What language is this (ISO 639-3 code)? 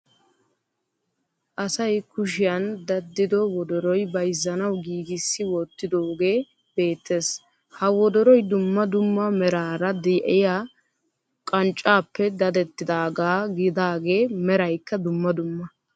wal